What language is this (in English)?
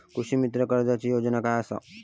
Marathi